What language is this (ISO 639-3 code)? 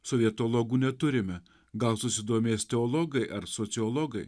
lit